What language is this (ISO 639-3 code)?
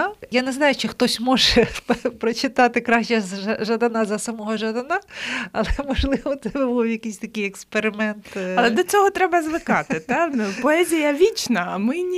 ukr